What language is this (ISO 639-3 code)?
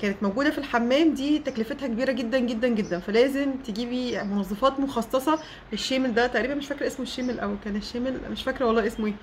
ara